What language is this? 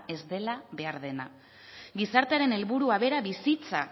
Basque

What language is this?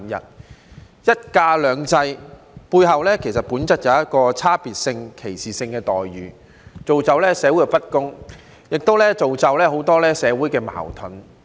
Cantonese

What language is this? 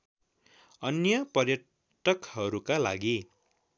Nepali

